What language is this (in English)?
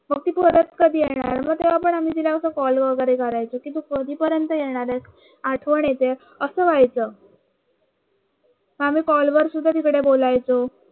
Marathi